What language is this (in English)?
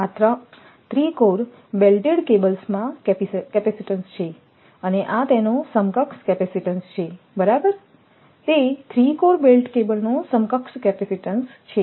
Gujarati